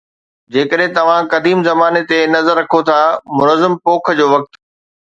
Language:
Sindhi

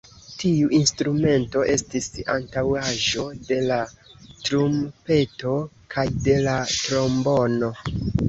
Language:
Esperanto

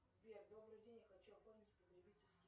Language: Russian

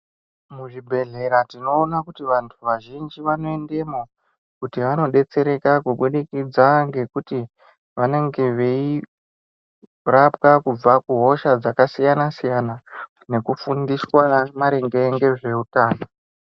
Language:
Ndau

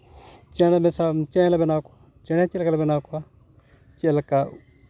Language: Santali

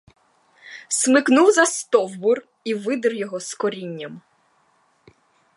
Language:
Ukrainian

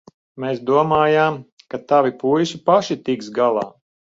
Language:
Latvian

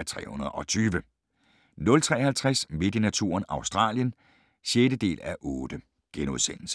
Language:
Danish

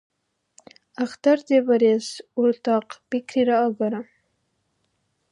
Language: Dargwa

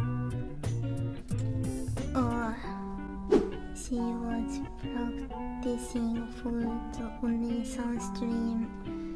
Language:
Japanese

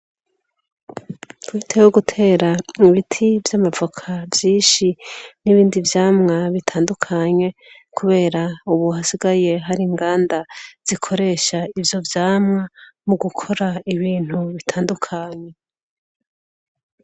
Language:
Rundi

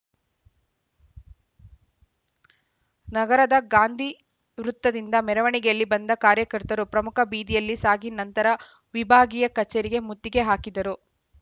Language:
Kannada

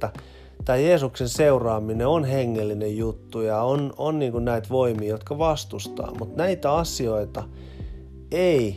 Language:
Finnish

